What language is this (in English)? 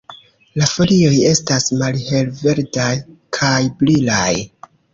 Esperanto